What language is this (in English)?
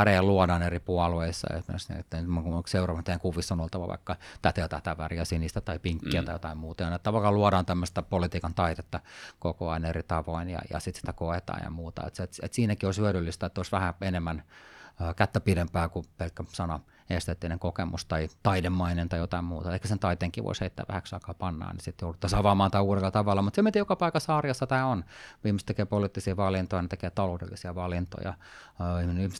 Finnish